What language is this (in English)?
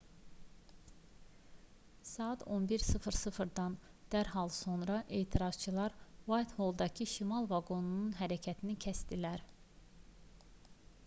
Azerbaijani